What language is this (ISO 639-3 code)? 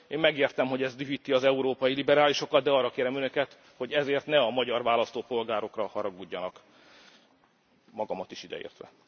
hun